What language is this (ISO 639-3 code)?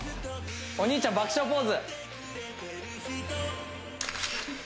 jpn